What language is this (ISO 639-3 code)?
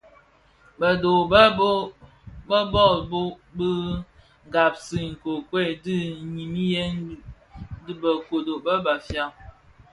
ksf